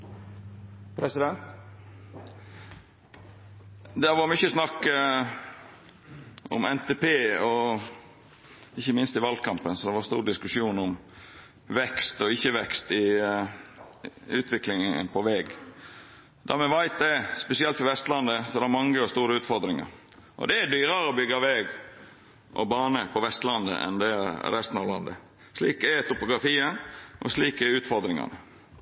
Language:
Norwegian Nynorsk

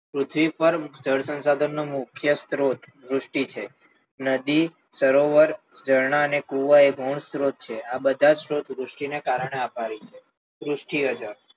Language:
Gujarati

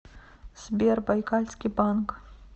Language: Russian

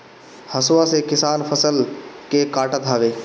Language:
Bhojpuri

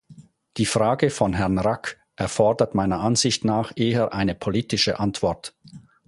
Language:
German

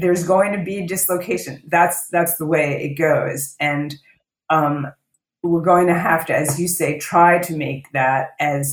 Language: English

